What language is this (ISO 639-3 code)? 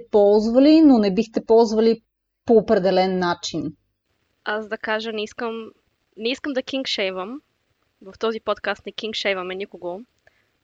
bul